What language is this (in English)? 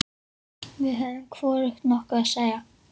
Icelandic